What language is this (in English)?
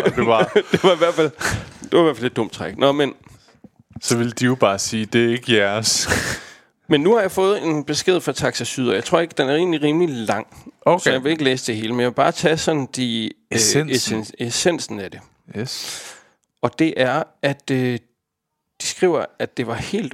Danish